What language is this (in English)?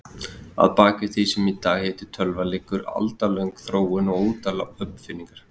Icelandic